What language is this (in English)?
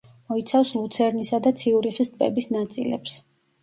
Georgian